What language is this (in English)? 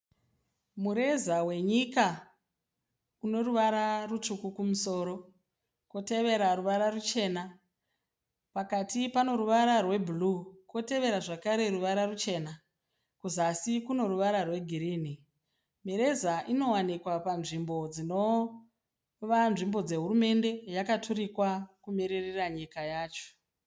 Shona